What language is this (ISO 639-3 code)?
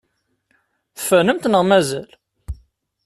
kab